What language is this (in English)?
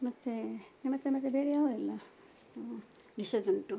Kannada